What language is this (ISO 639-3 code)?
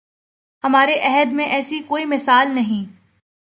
urd